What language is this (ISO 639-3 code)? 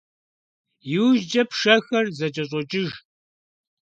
kbd